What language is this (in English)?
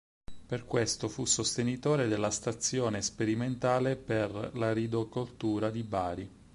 Italian